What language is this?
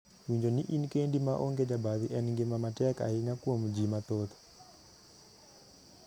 Luo (Kenya and Tanzania)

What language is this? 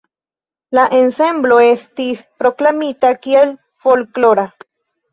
Esperanto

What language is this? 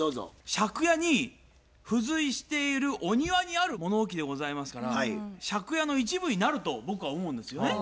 Japanese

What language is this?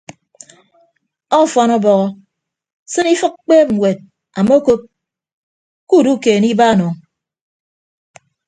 Ibibio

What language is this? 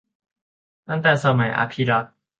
Thai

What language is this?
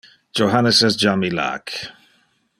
Interlingua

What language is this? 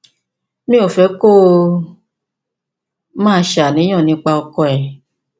Yoruba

